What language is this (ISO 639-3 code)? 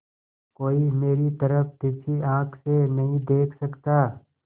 hin